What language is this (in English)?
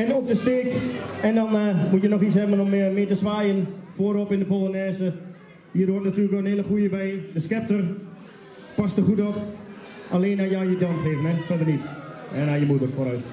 Dutch